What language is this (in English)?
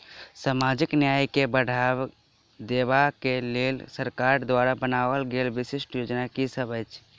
Maithili